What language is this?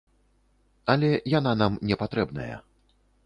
Belarusian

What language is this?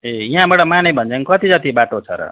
Nepali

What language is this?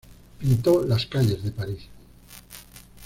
Spanish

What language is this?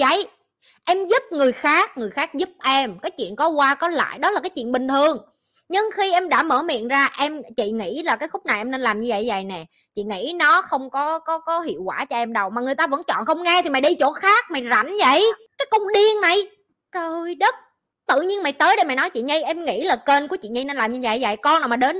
Vietnamese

